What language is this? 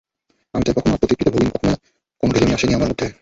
Bangla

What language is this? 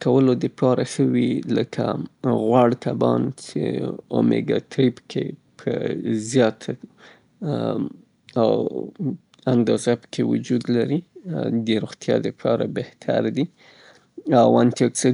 Southern Pashto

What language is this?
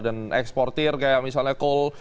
Indonesian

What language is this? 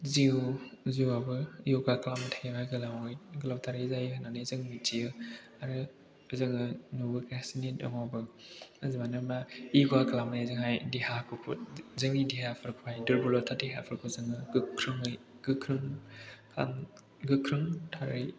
Bodo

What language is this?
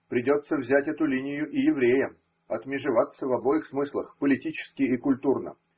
Russian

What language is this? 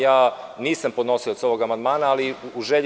Serbian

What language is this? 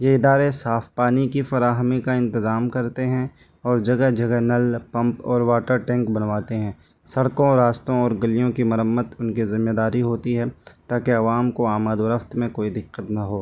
Urdu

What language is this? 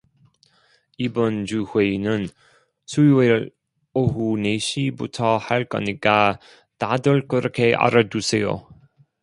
Korean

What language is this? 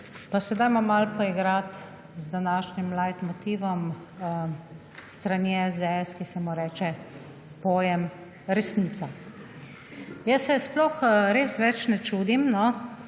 Slovenian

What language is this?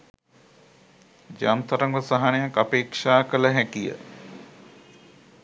Sinhala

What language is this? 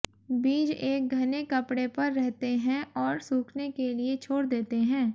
Hindi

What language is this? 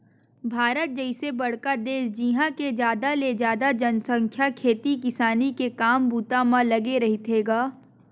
Chhattisgarhi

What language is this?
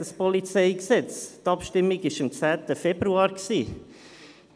Swiss German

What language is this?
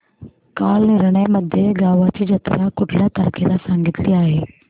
Marathi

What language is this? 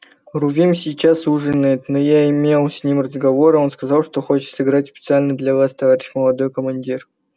Russian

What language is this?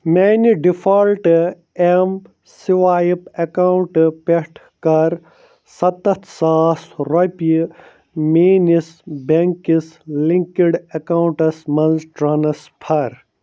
Kashmiri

